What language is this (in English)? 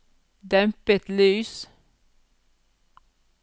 Norwegian